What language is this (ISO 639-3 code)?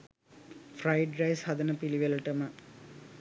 sin